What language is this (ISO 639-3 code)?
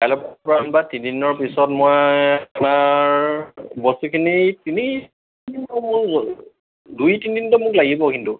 asm